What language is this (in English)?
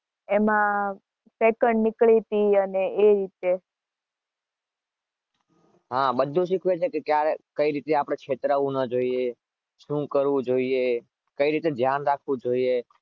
Gujarati